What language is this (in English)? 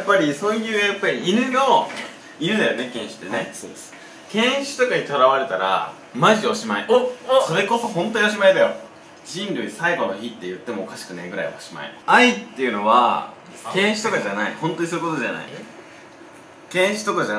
Japanese